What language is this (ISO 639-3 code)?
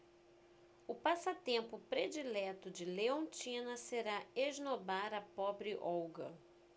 por